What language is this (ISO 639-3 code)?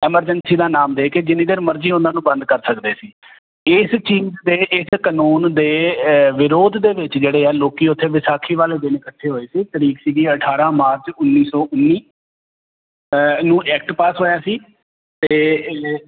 pan